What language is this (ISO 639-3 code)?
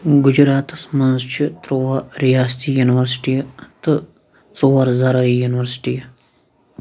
kas